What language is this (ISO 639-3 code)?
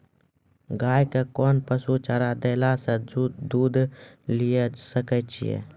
mai